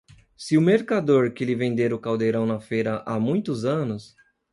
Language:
Portuguese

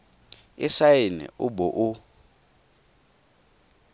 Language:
Tswana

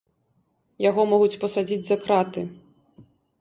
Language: Belarusian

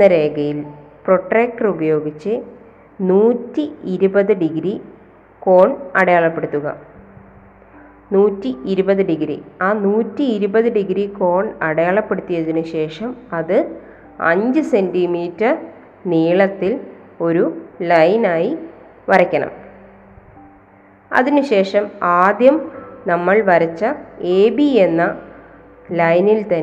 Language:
Malayalam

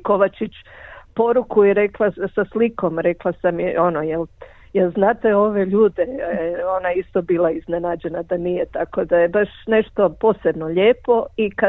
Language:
Croatian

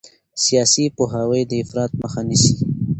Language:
Pashto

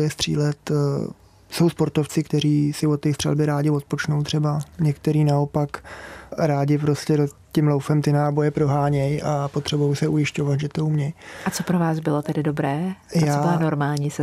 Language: Czech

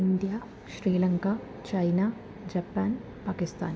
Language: Malayalam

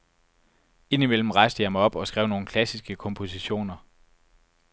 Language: Danish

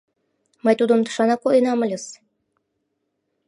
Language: Mari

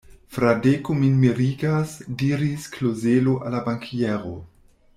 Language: Esperanto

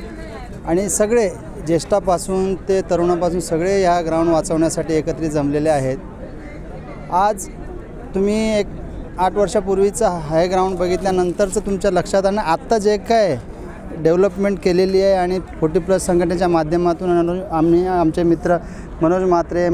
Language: Hindi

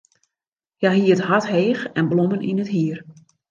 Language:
Western Frisian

